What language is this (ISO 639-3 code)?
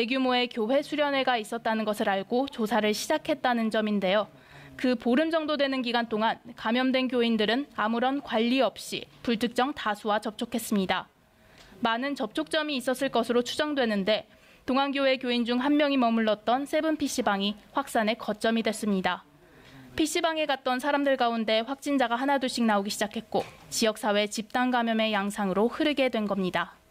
kor